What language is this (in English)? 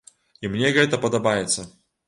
Belarusian